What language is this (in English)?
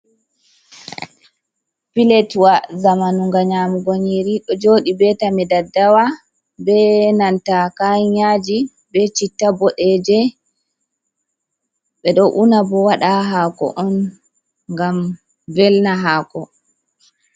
Fula